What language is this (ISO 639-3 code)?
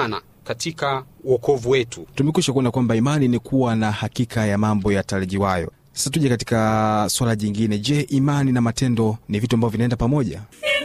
swa